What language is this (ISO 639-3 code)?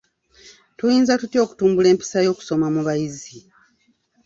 lug